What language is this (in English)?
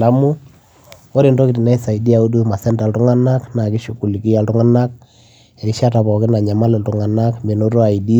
Masai